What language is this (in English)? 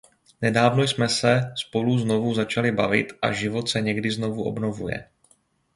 Czech